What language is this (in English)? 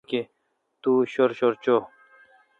Kalkoti